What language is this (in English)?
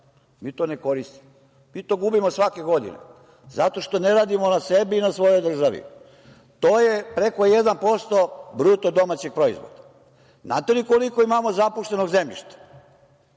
Serbian